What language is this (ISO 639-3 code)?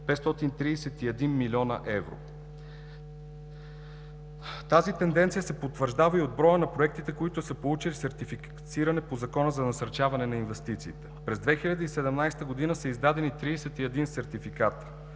bul